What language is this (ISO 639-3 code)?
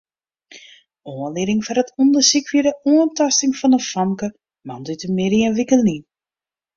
fry